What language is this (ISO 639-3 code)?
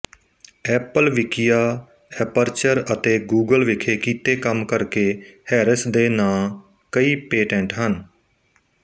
pan